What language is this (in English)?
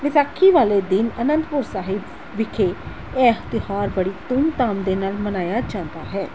Punjabi